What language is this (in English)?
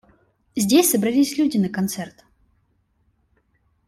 Russian